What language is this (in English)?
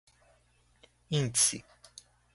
Portuguese